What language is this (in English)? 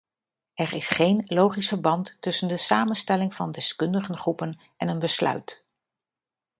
Dutch